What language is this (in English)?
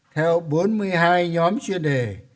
Vietnamese